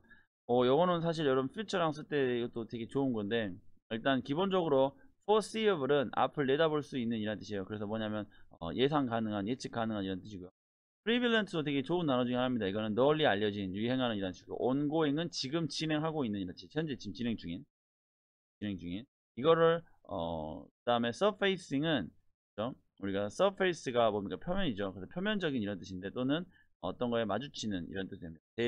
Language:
Korean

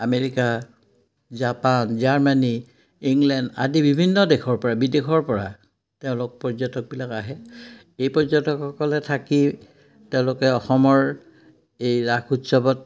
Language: Assamese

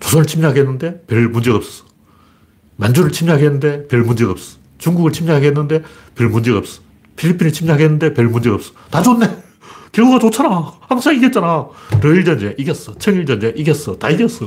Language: Korean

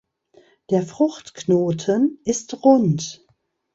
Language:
German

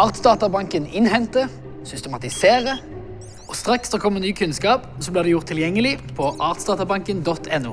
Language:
Norwegian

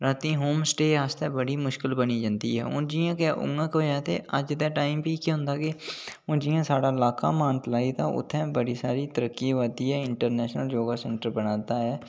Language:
Dogri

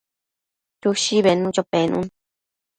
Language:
Matsés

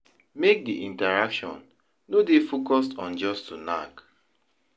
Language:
Nigerian Pidgin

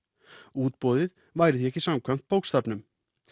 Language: Icelandic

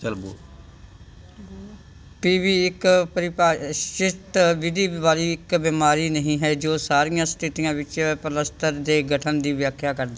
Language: Punjabi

